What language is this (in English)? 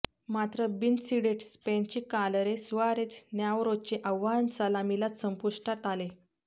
Marathi